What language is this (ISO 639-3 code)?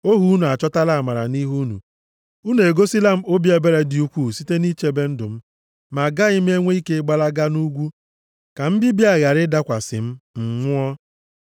ibo